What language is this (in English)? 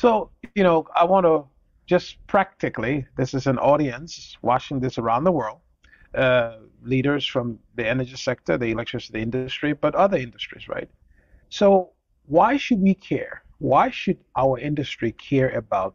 English